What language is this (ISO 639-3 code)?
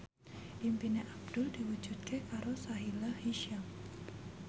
jav